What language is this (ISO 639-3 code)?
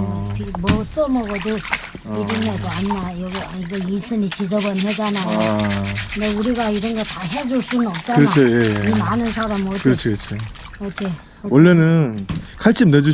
kor